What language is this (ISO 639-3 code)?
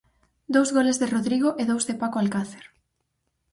glg